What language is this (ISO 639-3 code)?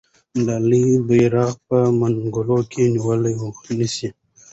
pus